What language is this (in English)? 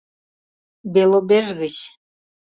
Mari